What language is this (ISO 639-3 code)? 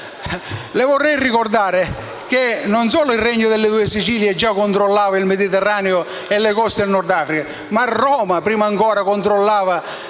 ita